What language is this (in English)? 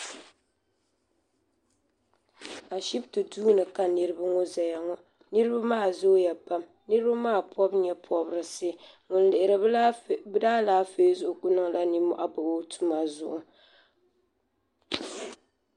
Dagbani